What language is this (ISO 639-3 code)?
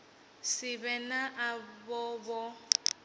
ven